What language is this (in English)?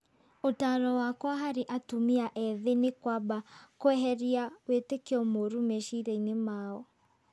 Kikuyu